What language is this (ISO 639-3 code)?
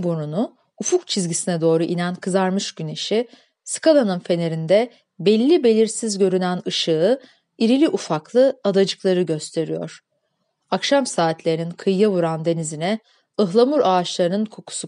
tur